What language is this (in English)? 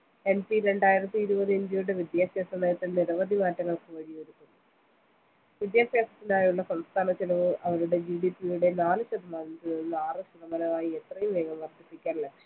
Malayalam